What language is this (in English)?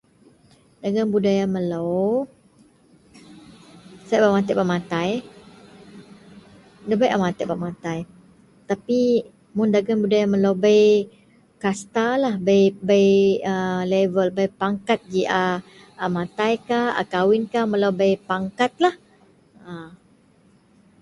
Central Melanau